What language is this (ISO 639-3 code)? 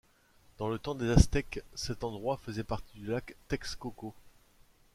fra